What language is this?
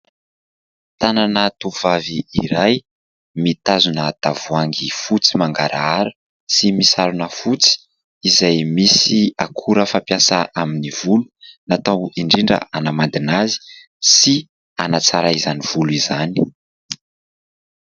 Malagasy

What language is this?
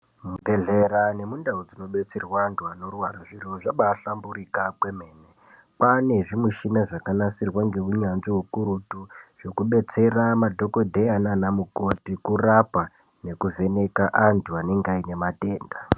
Ndau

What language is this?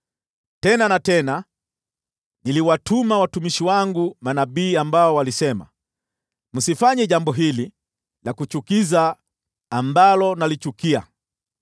Swahili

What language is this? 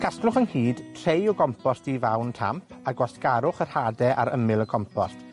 Welsh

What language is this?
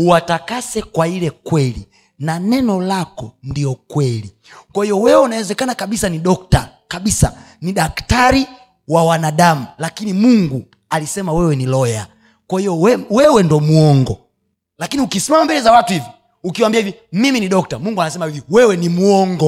Swahili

